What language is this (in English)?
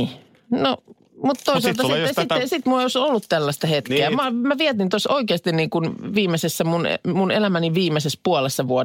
Finnish